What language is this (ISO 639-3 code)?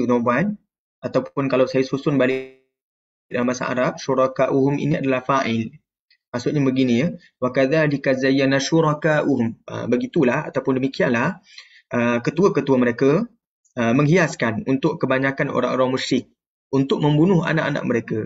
msa